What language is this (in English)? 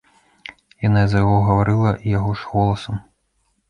Belarusian